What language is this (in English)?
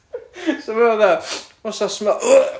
Welsh